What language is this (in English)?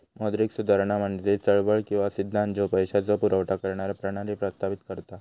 Marathi